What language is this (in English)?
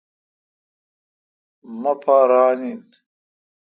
Kalkoti